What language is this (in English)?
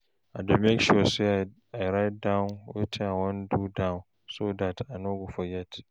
Nigerian Pidgin